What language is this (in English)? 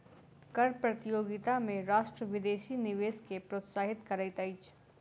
Maithili